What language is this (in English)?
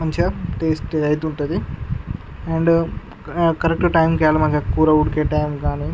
Telugu